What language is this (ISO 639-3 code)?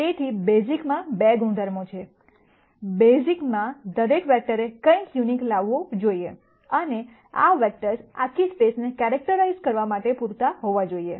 guj